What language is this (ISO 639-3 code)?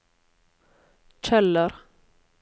nor